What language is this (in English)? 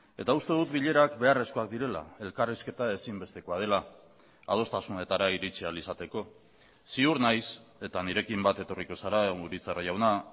Basque